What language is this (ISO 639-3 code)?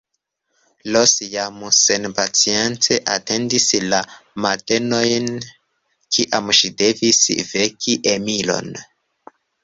epo